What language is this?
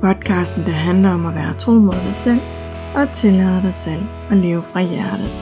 Danish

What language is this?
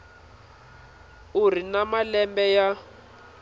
Tsonga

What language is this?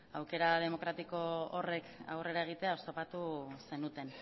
Basque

